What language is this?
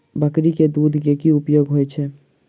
Maithili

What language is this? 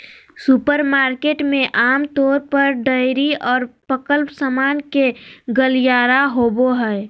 Magahi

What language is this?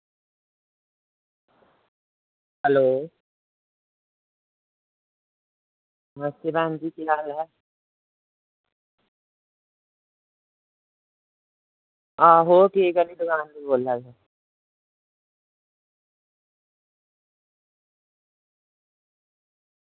Dogri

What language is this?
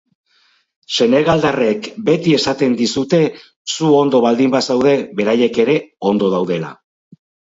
Basque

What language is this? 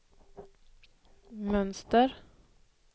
Swedish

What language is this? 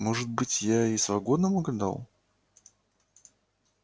Russian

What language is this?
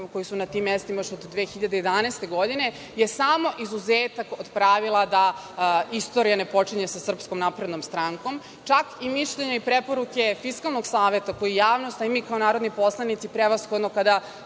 Serbian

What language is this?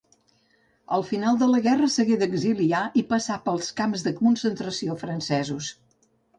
Catalan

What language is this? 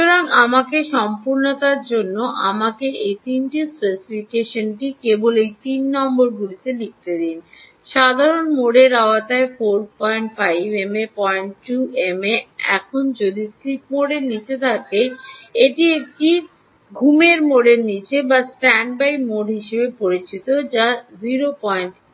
Bangla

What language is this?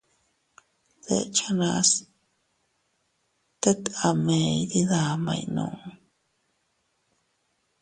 Teutila Cuicatec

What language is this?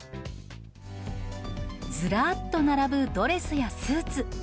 Japanese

